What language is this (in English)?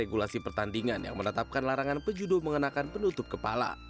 Indonesian